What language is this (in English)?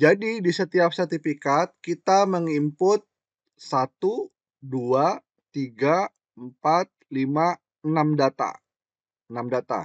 Indonesian